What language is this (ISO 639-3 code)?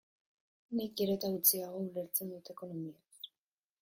eus